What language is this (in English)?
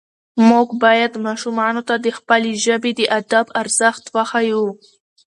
Pashto